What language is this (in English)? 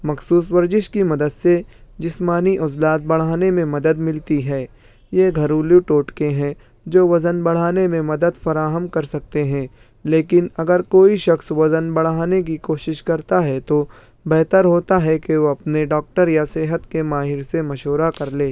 Urdu